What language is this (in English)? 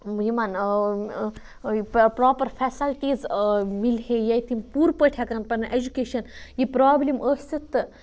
Kashmiri